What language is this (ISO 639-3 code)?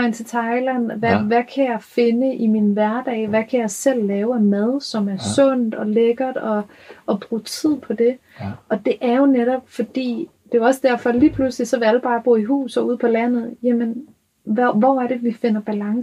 dan